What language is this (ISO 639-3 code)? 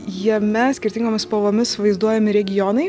lit